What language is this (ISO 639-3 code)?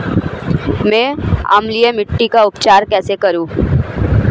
hin